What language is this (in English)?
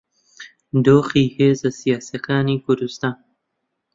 Central Kurdish